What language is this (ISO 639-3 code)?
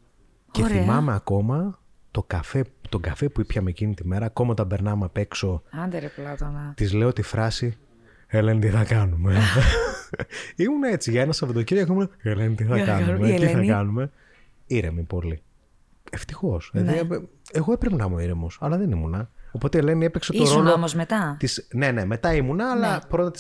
ell